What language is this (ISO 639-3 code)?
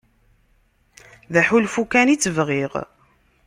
kab